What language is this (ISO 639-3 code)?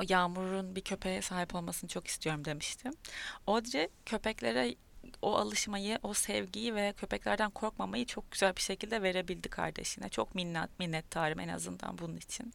tur